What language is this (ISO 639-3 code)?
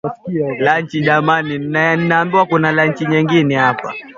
swa